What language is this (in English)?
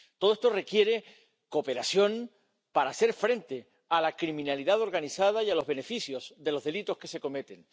Spanish